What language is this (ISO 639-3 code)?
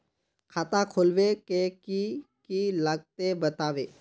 mag